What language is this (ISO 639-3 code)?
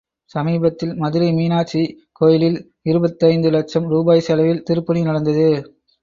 tam